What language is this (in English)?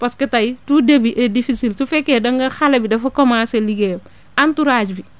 Wolof